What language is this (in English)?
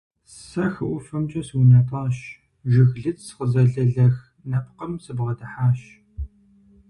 Kabardian